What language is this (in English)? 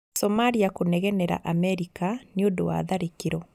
Kikuyu